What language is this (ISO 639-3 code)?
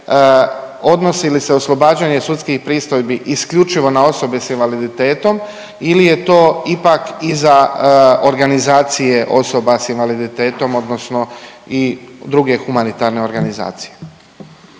hrv